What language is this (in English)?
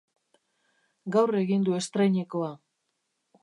Basque